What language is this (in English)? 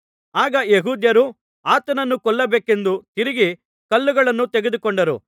Kannada